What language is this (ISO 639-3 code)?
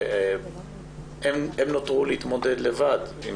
heb